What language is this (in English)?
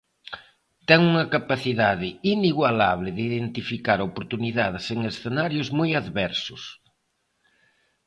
Galician